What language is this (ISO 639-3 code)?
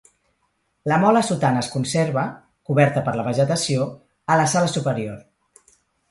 cat